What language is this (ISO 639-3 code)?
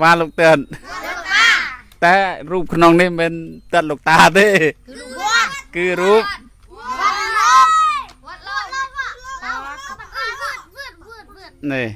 tha